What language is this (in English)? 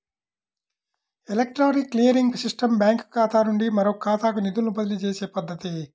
Telugu